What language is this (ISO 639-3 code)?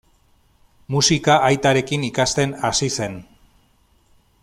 eus